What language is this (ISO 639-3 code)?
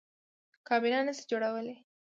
pus